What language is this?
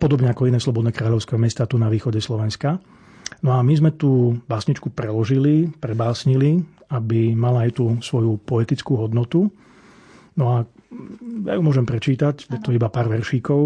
Slovak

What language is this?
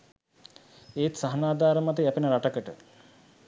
Sinhala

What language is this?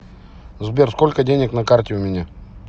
Russian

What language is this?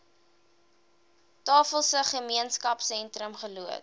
Afrikaans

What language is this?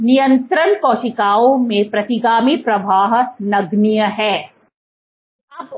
Hindi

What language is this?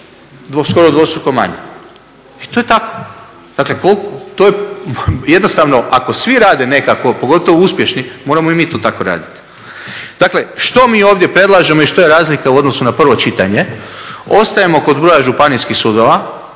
Croatian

